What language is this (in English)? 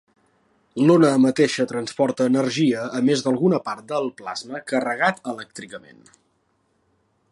Catalan